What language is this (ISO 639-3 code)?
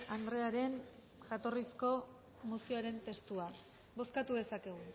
eus